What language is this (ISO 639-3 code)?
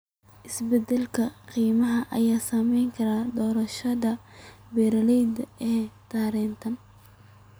som